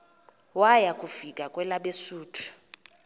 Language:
Xhosa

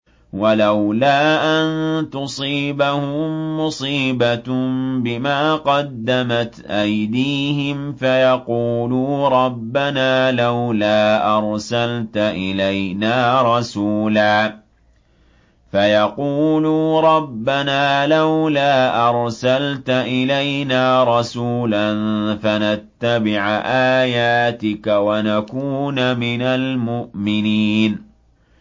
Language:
Arabic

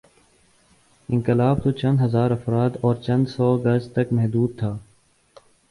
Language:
Urdu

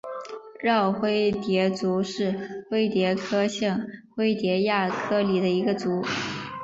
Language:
Chinese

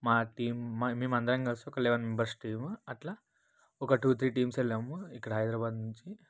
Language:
Telugu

